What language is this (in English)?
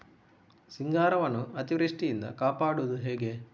Kannada